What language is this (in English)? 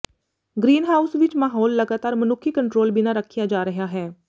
Punjabi